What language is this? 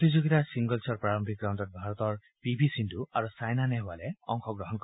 Assamese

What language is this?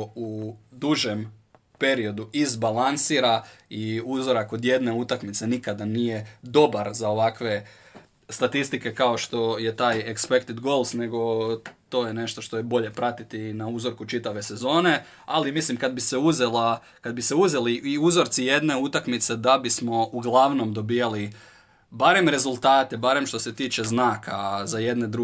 Croatian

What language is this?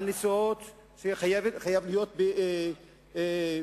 Hebrew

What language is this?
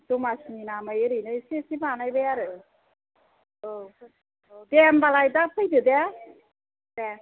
Bodo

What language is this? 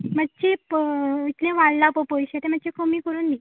Konkani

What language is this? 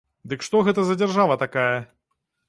Belarusian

